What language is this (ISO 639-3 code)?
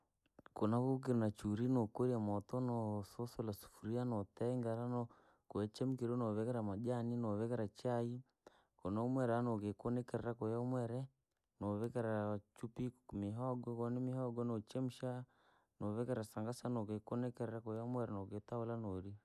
lag